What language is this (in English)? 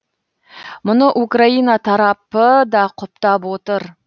Kazakh